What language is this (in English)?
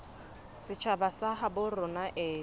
Southern Sotho